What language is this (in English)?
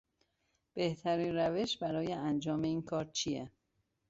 Persian